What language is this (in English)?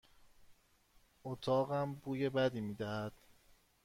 Persian